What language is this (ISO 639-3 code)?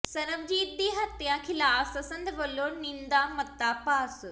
pan